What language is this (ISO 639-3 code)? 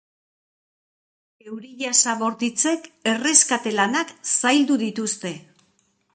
eus